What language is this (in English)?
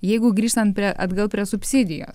Lithuanian